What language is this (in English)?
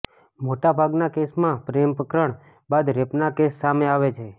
Gujarati